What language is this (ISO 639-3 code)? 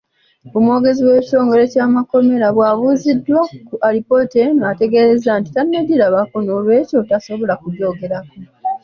lug